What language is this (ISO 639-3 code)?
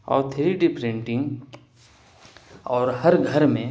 urd